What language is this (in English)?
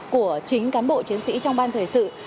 Vietnamese